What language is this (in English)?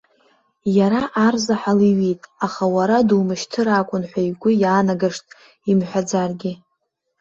Abkhazian